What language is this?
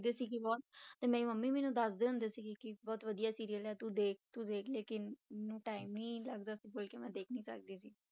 Punjabi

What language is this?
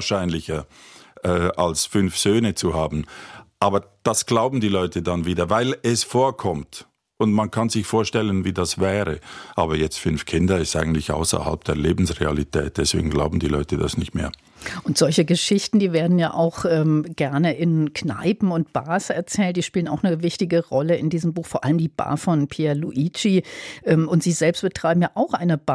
German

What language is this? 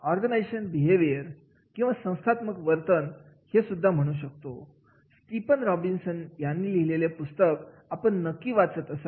Marathi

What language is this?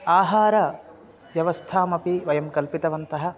Sanskrit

